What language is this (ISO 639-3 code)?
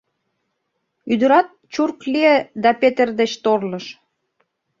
chm